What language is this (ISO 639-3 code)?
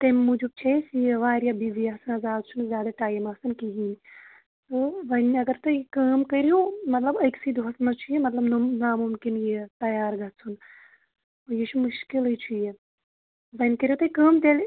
kas